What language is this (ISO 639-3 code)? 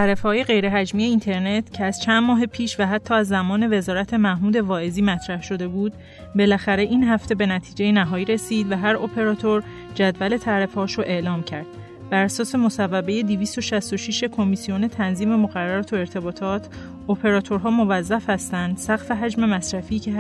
fas